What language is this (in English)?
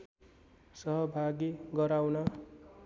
Nepali